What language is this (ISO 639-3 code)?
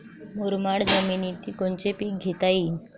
mar